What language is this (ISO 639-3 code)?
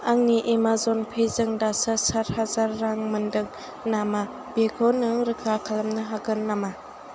brx